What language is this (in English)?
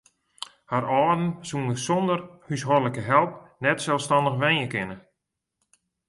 Western Frisian